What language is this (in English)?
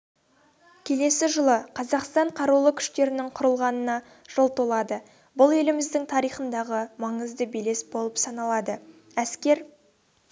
Kazakh